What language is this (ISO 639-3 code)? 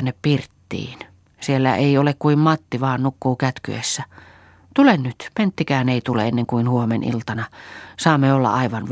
fin